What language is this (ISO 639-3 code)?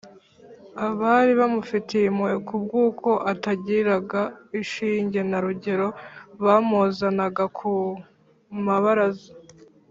kin